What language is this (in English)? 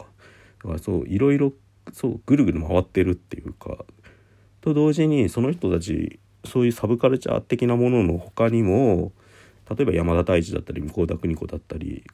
Japanese